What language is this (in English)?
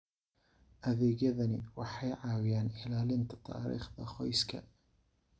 Somali